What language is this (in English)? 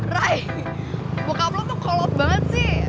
Indonesian